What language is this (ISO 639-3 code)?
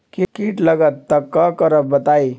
mag